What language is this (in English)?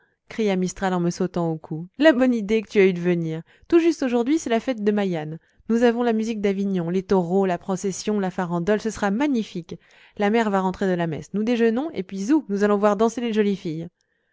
French